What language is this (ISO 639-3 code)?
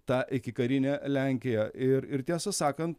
lit